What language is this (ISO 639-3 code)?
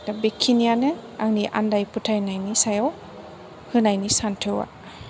brx